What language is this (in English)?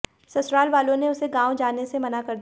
Hindi